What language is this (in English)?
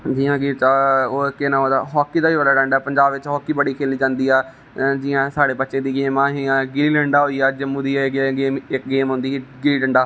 Dogri